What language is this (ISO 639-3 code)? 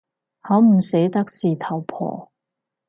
yue